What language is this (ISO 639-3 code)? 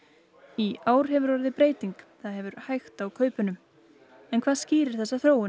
isl